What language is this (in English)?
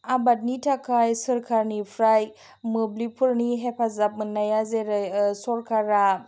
Bodo